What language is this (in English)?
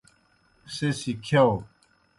Kohistani Shina